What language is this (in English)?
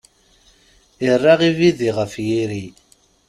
Kabyle